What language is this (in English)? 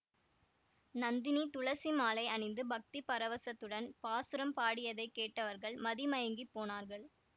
Tamil